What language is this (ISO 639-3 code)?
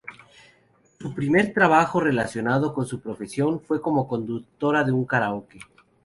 spa